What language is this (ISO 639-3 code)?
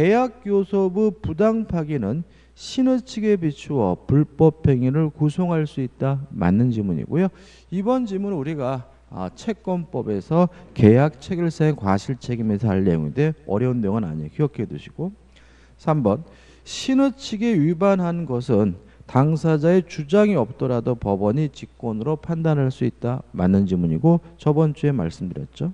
kor